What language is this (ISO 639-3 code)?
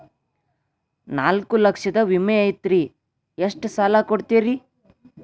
kan